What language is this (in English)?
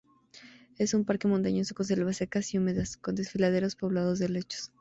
Spanish